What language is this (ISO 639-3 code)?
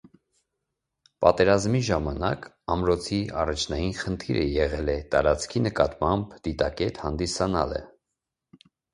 hye